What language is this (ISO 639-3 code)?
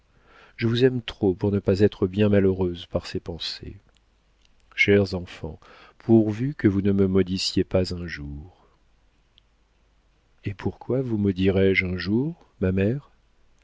fra